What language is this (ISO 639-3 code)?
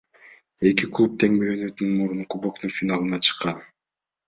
kir